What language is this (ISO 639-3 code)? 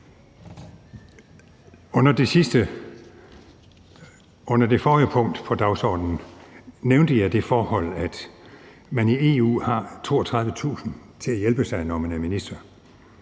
dan